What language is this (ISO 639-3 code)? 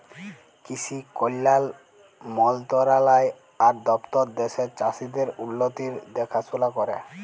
ben